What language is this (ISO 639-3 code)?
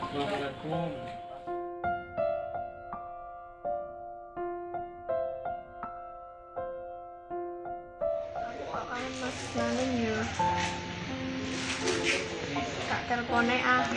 ind